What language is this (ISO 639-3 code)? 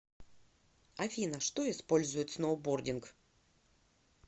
rus